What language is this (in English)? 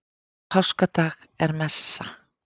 Icelandic